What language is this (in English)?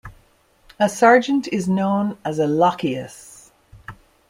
English